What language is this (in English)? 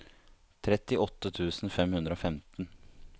Norwegian